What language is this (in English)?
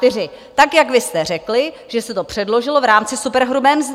Czech